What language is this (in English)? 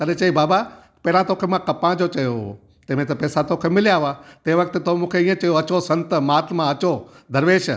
Sindhi